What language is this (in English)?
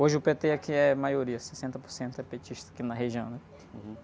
Portuguese